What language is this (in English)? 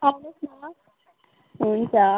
Nepali